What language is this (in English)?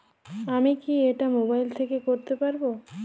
Bangla